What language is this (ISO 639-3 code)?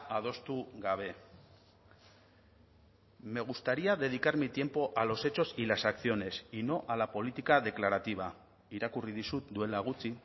spa